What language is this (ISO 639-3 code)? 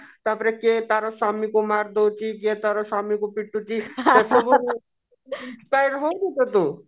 ori